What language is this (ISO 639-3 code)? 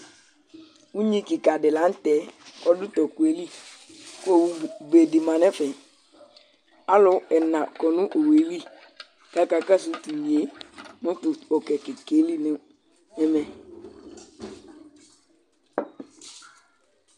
kpo